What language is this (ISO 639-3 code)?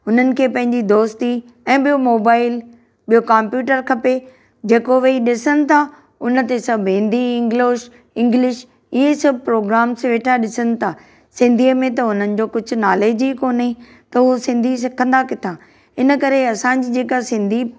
snd